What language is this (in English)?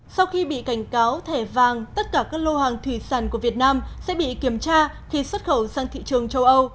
Vietnamese